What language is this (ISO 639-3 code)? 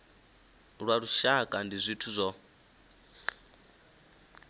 ven